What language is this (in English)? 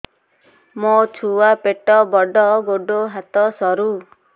Odia